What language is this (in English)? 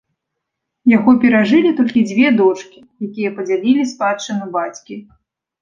Belarusian